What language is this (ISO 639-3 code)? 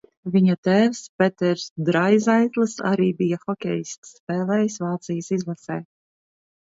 lav